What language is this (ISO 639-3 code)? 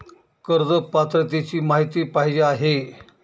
mar